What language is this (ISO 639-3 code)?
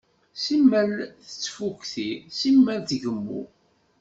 kab